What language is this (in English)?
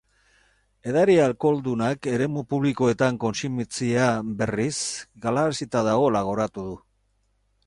Basque